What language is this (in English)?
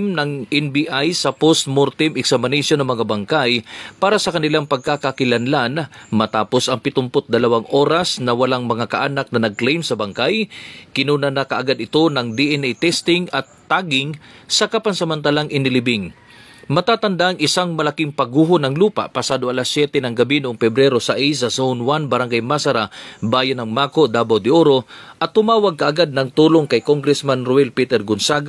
Filipino